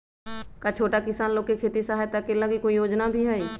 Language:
Magahi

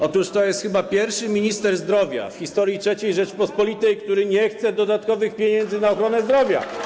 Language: Polish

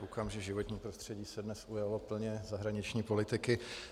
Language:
Czech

